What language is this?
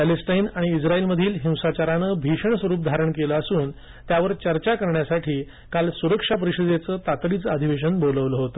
Marathi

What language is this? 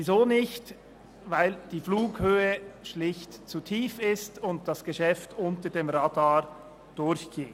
Swiss German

